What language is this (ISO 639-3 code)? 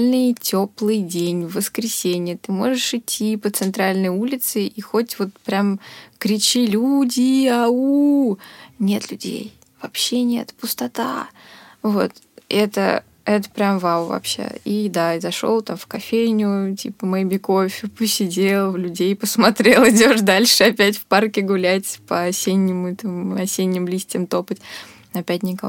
rus